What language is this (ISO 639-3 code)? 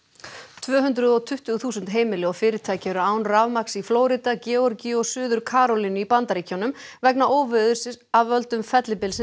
isl